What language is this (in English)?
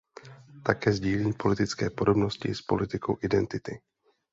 Czech